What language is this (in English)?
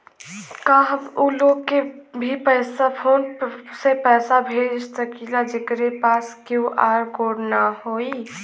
Bhojpuri